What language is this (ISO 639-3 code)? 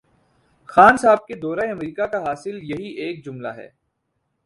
urd